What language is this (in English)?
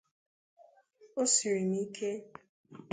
Igbo